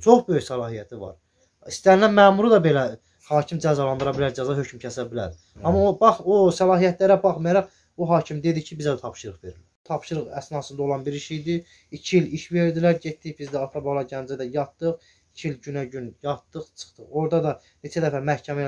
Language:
Turkish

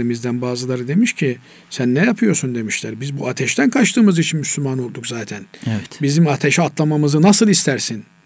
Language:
Turkish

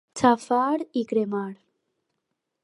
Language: Catalan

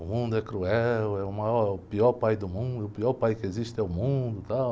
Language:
Portuguese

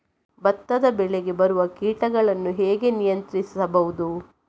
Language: Kannada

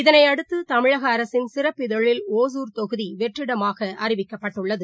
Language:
Tamil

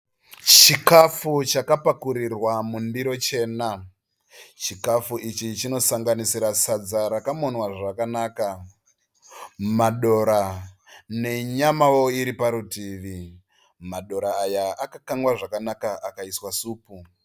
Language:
Shona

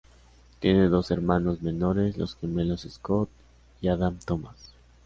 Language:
Spanish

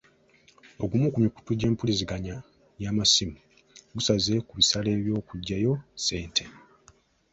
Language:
Ganda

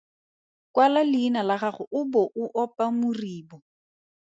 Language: Tswana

